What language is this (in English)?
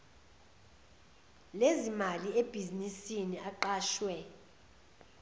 Zulu